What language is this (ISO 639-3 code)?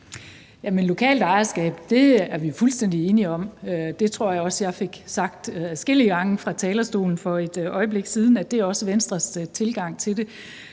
dan